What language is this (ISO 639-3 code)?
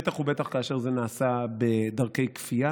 heb